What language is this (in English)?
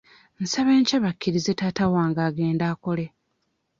Ganda